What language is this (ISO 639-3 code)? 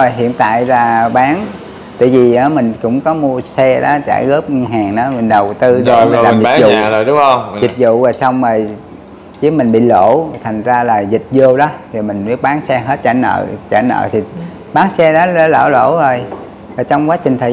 vie